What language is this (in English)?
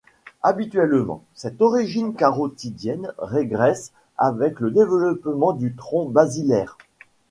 French